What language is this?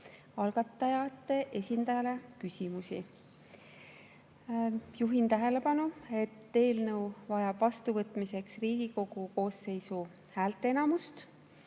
Estonian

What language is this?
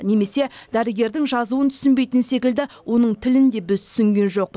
Kazakh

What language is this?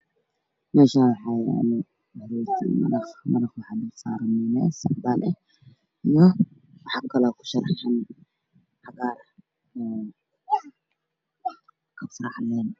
Somali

